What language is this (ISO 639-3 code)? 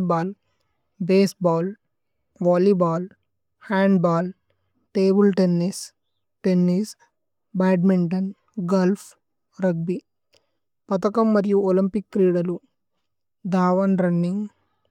tcy